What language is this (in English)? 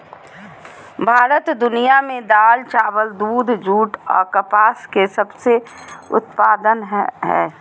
Magahi